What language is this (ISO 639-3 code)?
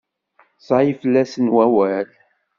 kab